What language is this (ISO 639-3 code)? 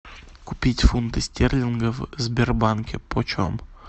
rus